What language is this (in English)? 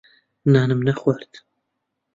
Central Kurdish